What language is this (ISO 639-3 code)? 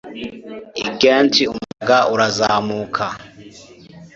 kin